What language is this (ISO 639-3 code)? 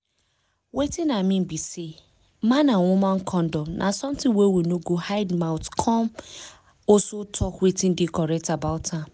pcm